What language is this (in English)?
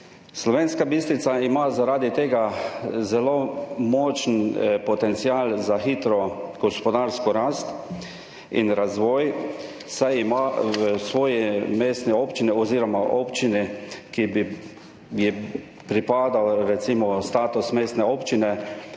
Slovenian